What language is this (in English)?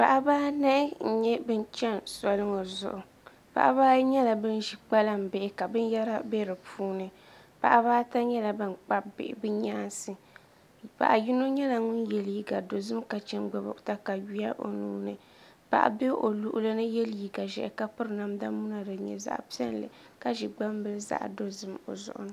Dagbani